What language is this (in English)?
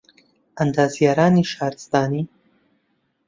Central Kurdish